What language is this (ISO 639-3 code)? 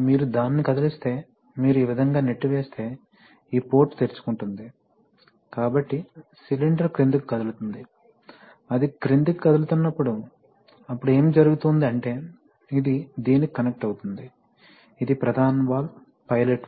tel